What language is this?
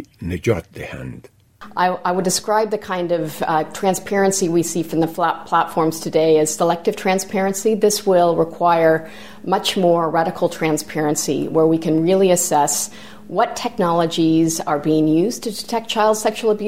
Persian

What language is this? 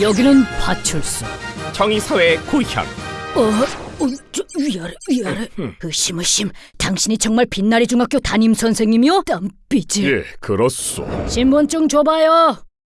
Korean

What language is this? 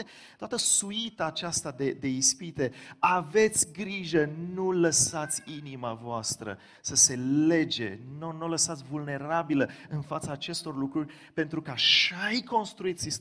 Romanian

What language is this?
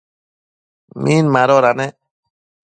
Matsés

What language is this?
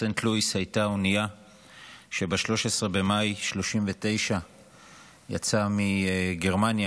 Hebrew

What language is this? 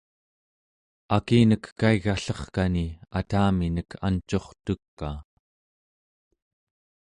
Central Yupik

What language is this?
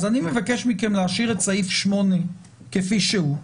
Hebrew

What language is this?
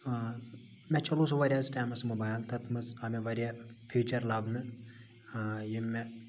Kashmiri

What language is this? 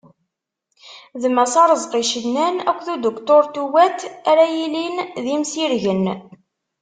Kabyle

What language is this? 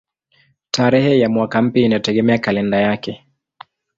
Swahili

